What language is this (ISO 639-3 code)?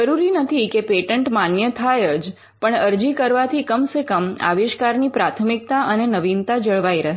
guj